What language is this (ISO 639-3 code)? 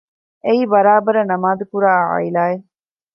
div